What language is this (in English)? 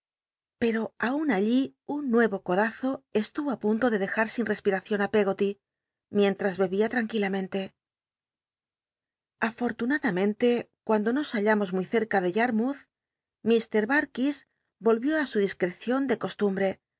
Spanish